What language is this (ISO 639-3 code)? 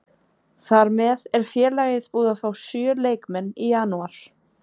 isl